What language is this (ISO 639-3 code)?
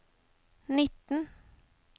nor